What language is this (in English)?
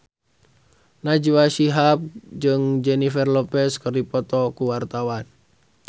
Sundanese